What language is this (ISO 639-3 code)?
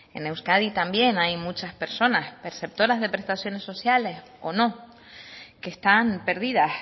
spa